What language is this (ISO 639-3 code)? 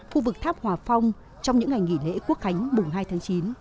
vie